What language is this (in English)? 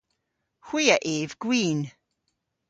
Cornish